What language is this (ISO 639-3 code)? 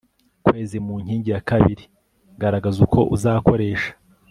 kin